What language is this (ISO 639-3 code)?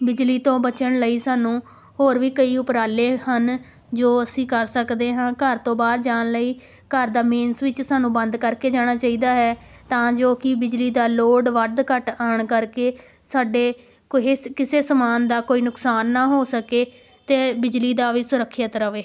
pan